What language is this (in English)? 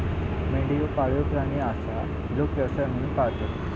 Marathi